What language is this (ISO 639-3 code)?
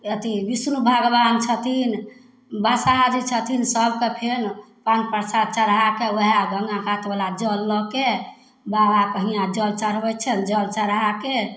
mai